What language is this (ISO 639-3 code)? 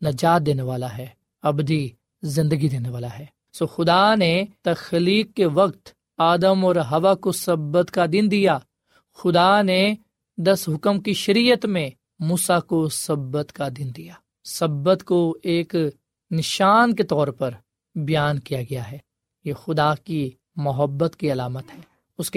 urd